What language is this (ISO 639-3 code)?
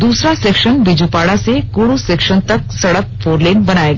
hin